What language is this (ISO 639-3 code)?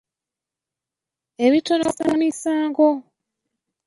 lug